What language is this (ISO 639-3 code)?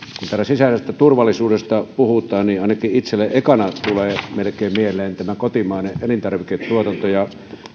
fin